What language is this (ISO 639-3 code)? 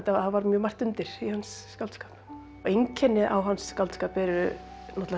isl